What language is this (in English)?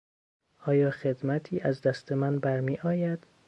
Persian